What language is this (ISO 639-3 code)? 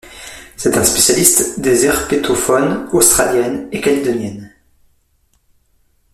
fra